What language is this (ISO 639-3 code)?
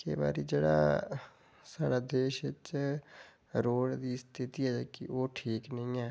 doi